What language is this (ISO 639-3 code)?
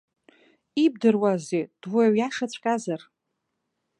abk